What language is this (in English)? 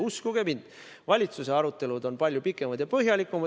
Estonian